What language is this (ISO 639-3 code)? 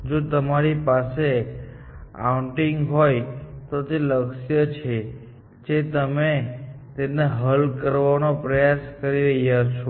guj